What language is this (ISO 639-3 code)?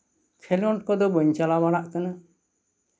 sat